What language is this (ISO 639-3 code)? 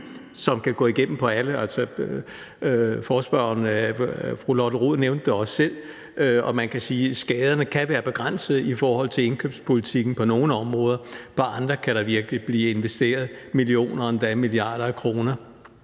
dan